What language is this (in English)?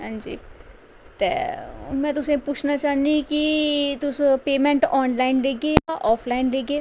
Dogri